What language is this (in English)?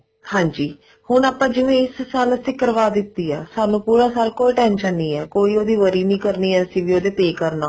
Punjabi